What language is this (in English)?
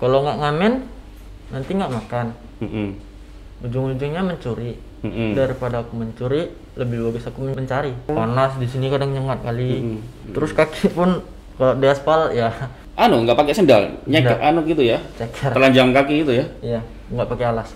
Indonesian